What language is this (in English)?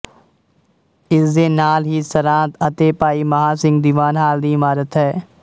Punjabi